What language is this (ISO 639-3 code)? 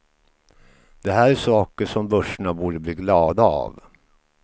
swe